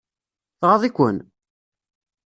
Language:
Kabyle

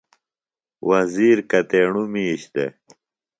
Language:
Phalura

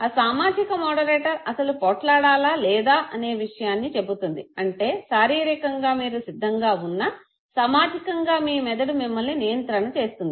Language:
Telugu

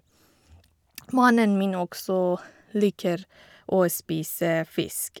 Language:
Norwegian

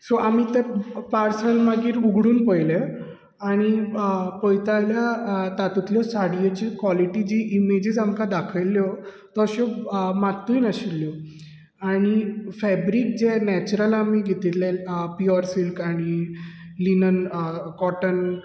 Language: Konkani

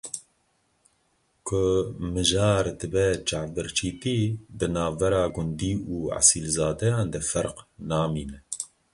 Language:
Kurdish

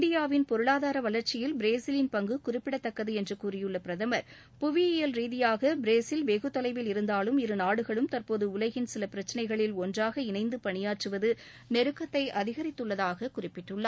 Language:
Tamil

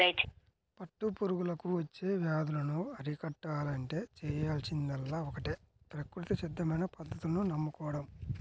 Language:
Telugu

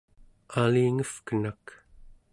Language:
Central Yupik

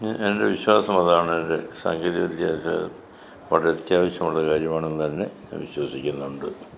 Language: Malayalam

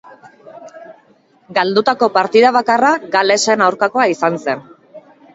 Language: Basque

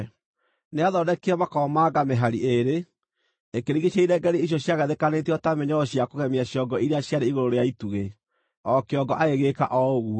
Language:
Kikuyu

